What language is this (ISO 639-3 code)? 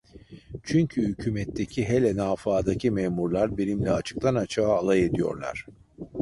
tur